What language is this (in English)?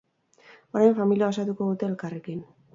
Basque